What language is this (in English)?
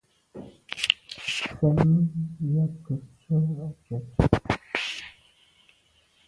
Medumba